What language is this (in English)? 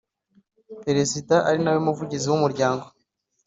Kinyarwanda